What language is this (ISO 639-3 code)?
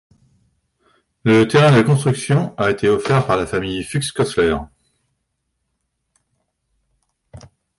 fra